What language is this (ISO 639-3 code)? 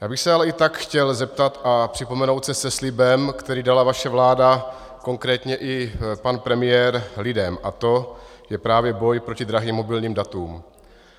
ces